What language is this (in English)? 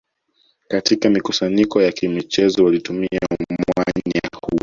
Swahili